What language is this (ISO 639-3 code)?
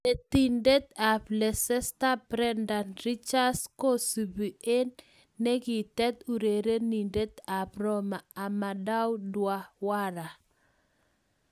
kln